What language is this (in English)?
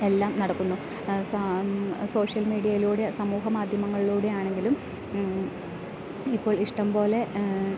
Malayalam